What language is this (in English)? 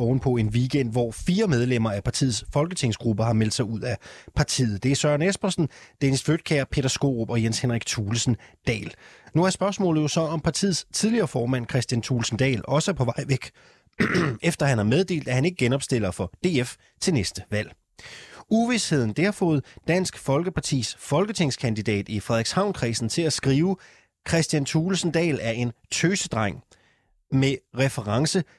Danish